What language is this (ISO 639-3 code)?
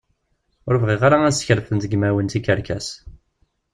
kab